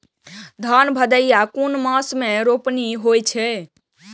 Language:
Maithili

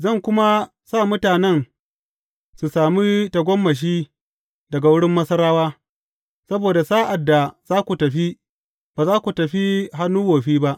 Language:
Hausa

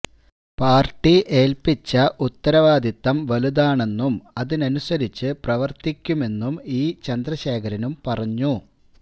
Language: Malayalam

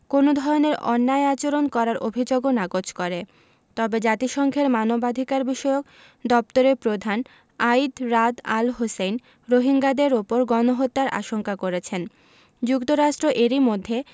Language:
Bangla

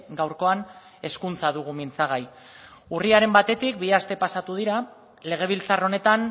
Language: Basque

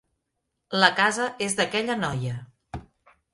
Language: Catalan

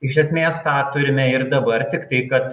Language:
Lithuanian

